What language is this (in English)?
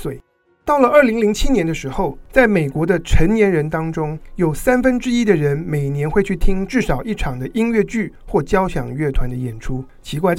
Chinese